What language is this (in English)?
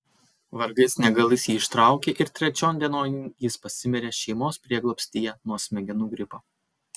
Lithuanian